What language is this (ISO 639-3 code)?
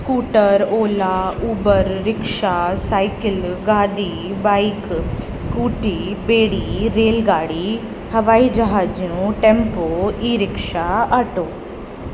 snd